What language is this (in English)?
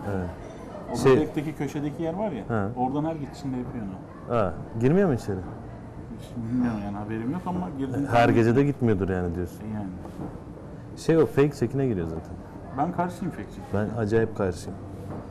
Turkish